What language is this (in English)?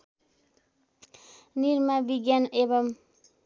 Nepali